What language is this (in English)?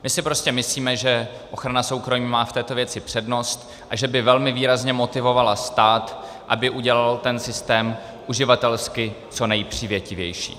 Czech